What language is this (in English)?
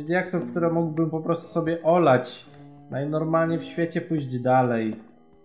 Polish